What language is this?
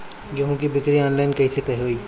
Bhojpuri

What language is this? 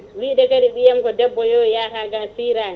Fula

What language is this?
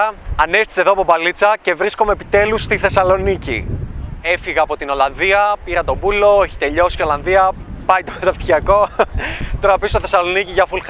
Greek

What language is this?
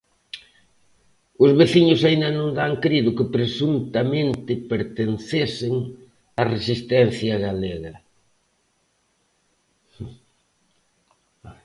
Galician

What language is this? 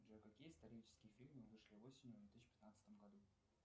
Russian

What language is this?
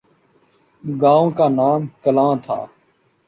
Urdu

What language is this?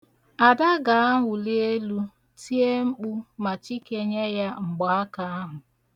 Igbo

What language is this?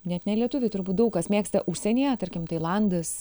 Lithuanian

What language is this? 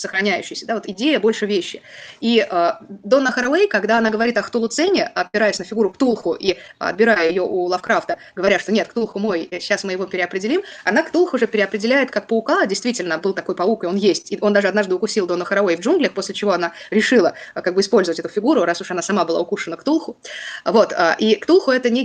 Russian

